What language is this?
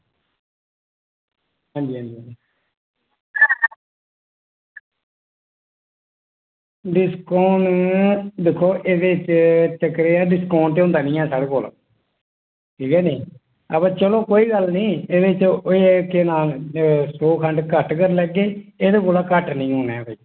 Dogri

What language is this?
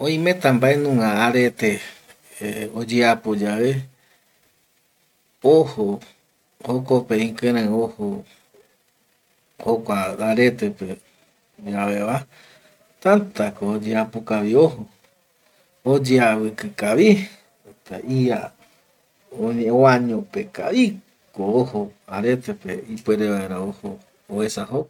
Eastern Bolivian Guaraní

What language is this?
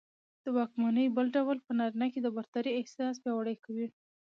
Pashto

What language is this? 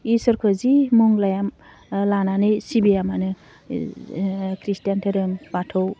Bodo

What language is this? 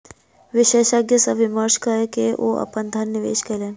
Maithili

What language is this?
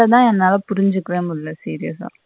Tamil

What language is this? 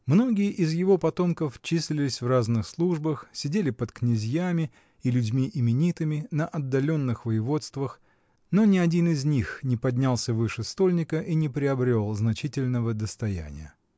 Russian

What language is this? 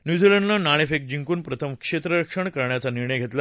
Marathi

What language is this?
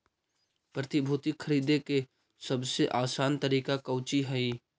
Magahi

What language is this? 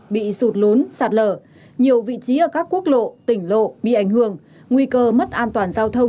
Vietnamese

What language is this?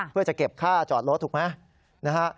Thai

